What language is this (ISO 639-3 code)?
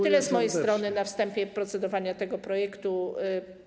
pol